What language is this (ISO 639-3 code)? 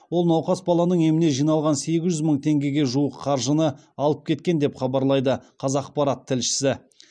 kaz